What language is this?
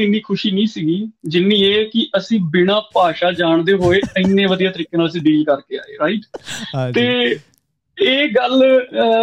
Punjabi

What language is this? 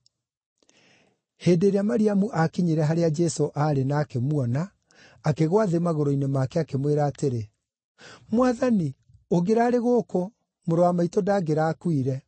Kikuyu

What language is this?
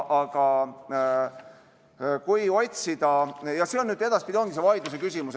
Estonian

